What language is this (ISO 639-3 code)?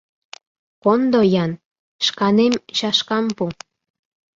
chm